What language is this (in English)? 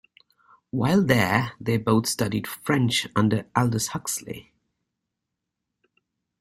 English